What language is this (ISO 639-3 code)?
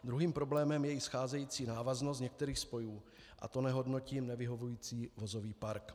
ces